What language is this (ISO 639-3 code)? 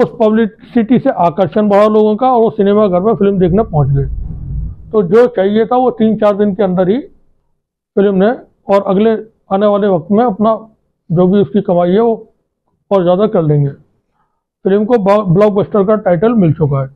hin